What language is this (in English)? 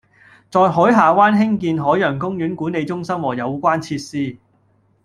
Cantonese